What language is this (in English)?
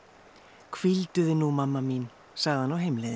Icelandic